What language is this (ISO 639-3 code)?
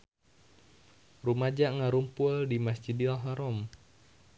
sun